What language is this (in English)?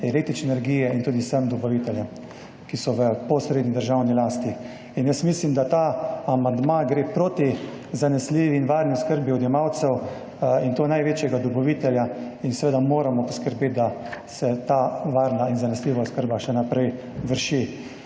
Slovenian